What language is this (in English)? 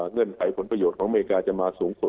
Thai